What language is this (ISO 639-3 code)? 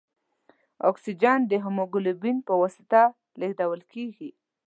pus